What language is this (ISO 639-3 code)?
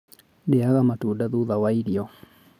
kik